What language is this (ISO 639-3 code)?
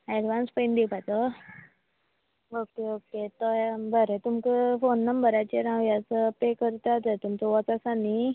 kok